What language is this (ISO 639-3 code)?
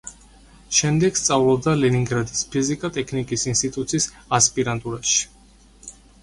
kat